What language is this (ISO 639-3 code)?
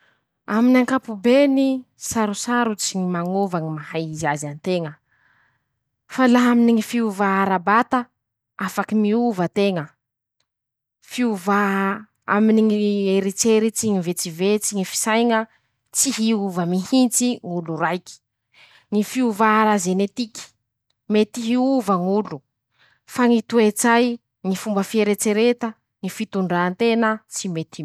msh